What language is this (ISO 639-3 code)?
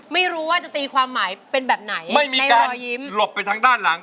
tha